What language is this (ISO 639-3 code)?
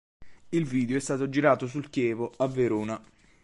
ita